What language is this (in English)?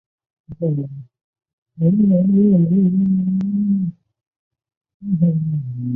Chinese